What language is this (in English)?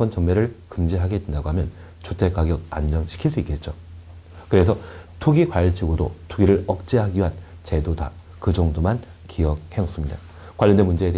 Korean